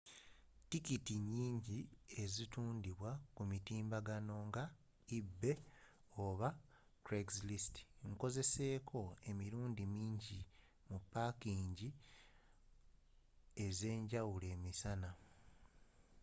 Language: Ganda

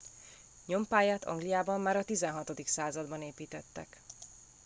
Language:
Hungarian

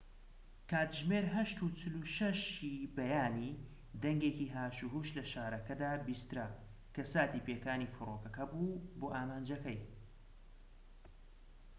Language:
Central Kurdish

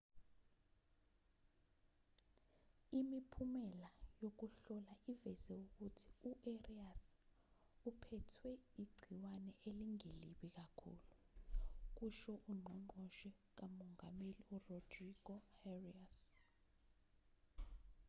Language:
Zulu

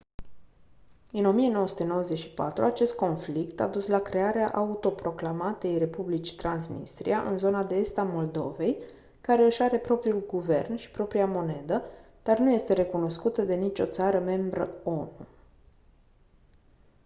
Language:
Romanian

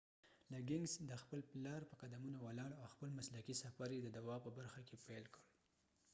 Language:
Pashto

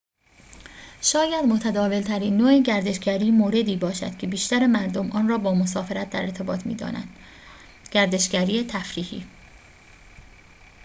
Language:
Persian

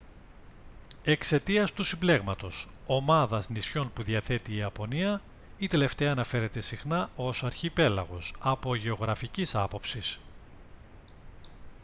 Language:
Greek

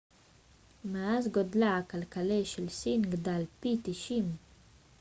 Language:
Hebrew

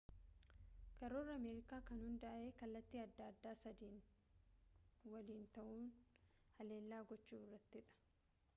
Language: Oromo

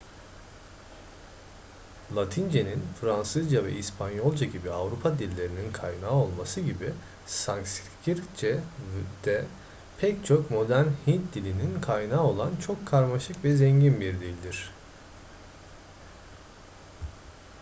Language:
Turkish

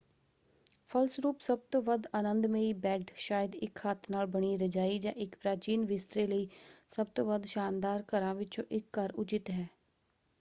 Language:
Punjabi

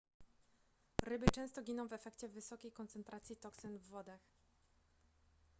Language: Polish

